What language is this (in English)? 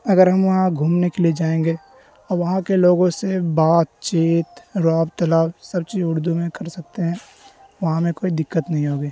Urdu